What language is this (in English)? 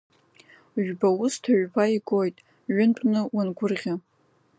Abkhazian